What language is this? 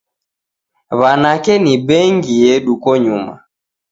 Taita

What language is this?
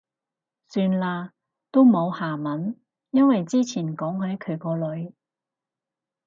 Cantonese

